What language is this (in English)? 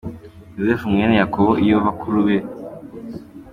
Kinyarwanda